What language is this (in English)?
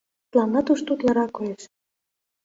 Mari